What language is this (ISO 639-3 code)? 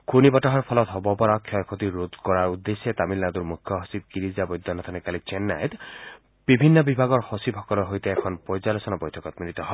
asm